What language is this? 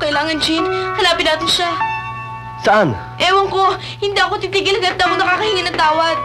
Filipino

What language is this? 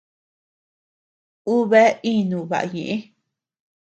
Tepeuxila Cuicatec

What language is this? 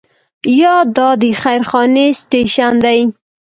Pashto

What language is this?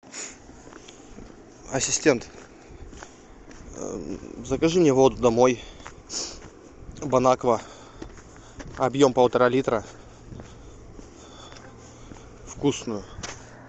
Russian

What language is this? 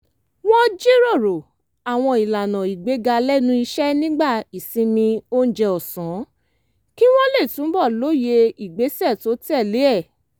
Yoruba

